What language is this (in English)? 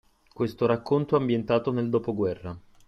Italian